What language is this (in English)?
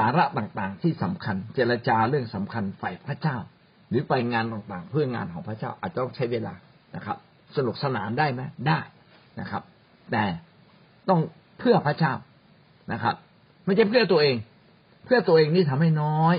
Thai